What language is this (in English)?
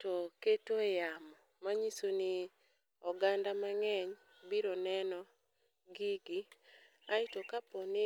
Luo (Kenya and Tanzania)